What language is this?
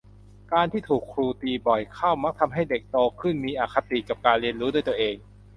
Thai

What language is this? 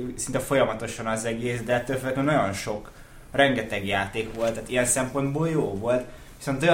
Hungarian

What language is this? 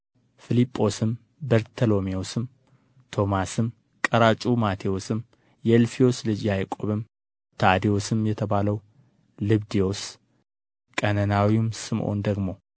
Amharic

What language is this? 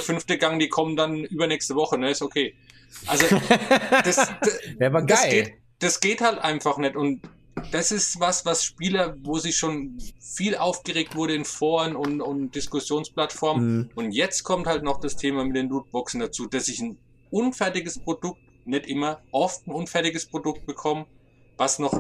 German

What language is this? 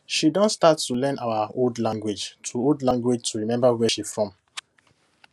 Nigerian Pidgin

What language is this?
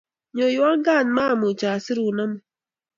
Kalenjin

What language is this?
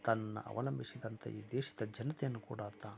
Kannada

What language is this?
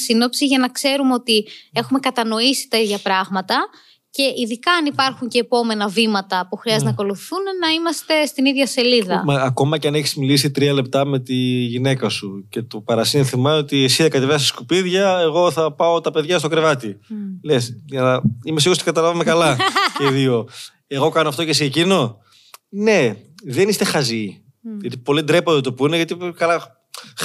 Greek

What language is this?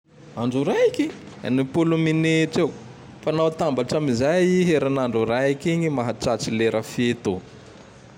Tandroy-Mahafaly Malagasy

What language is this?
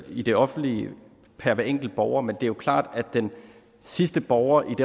Danish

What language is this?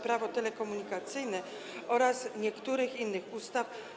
Polish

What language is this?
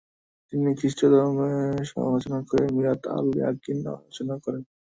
Bangla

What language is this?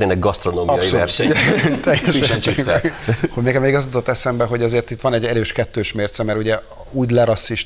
Hungarian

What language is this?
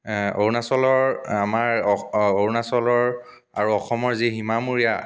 Assamese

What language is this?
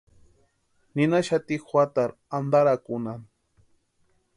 Western Highland Purepecha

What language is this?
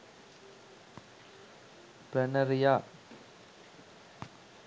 Sinhala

